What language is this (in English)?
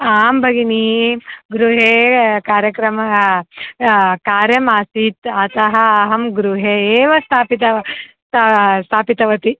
Sanskrit